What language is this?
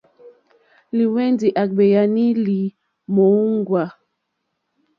Mokpwe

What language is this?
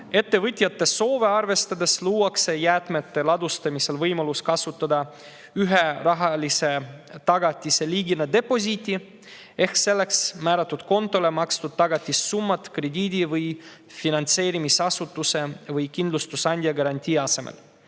Estonian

